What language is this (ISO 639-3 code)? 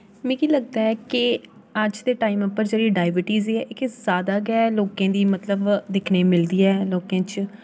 doi